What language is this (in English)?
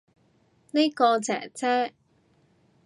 Cantonese